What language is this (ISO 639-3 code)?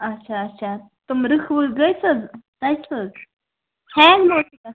kas